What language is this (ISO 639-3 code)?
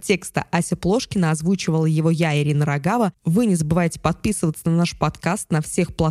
rus